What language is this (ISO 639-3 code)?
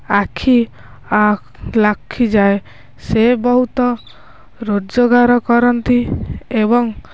ori